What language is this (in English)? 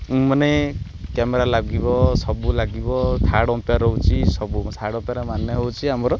Odia